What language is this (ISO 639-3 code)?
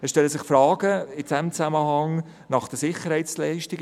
gsw